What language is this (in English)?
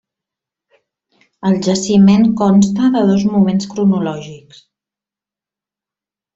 Catalan